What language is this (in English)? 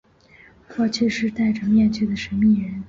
Chinese